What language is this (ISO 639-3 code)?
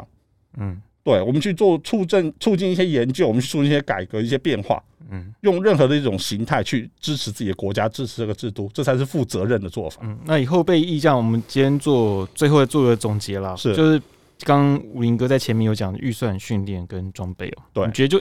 zho